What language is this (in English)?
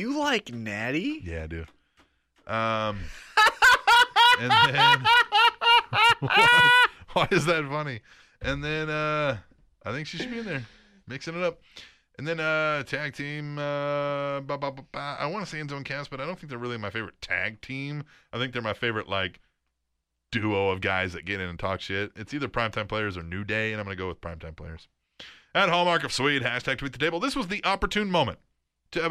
English